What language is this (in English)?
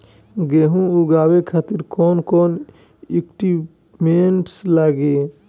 Bhojpuri